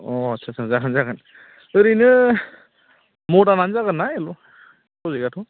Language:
Bodo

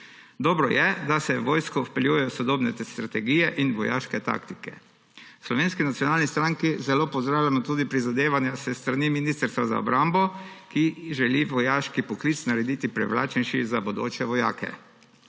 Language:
Slovenian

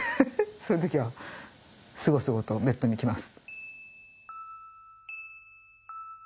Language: Japanese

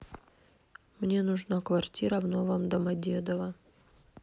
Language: Russian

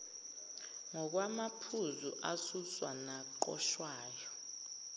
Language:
Zulu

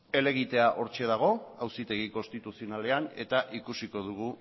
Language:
Basque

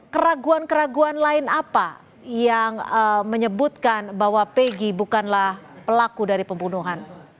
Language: Indonesian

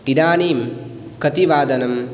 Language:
Sanskrit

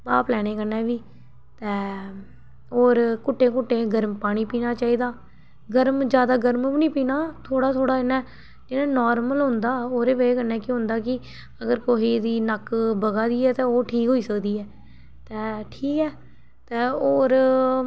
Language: Dogri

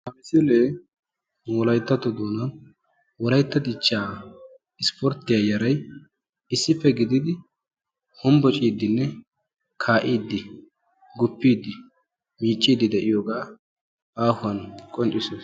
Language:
Wolaytta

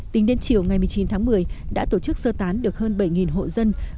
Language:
Vietnamese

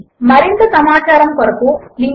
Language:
Telugu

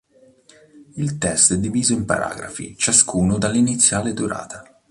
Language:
Italian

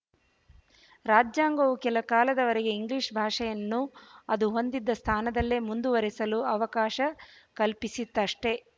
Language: Kannada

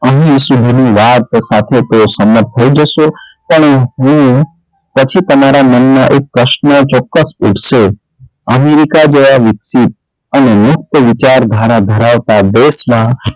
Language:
Gujarati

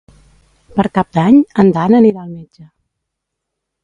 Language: Catalan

